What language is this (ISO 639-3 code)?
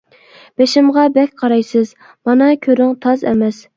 uig